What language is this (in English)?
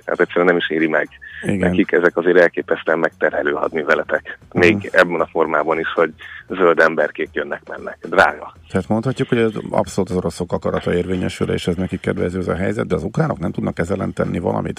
Hungarian